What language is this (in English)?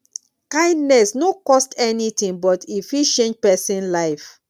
Nigerian Pidgin